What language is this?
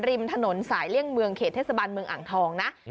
Thai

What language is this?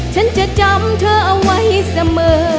Thai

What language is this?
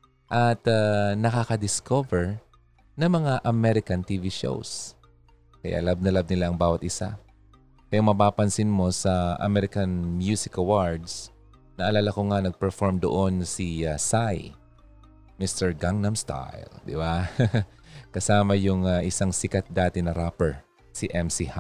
Filipino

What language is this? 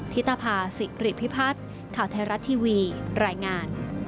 Thai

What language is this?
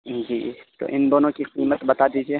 Urdu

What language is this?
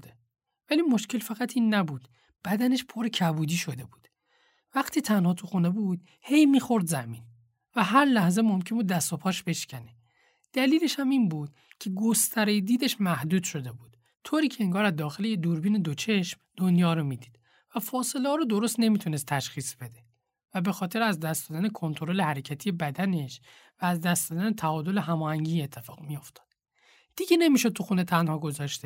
Persian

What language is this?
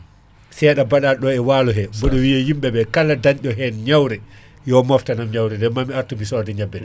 Fula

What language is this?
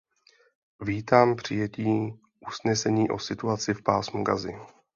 Czech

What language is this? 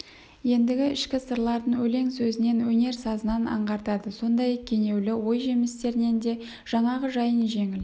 Kazakh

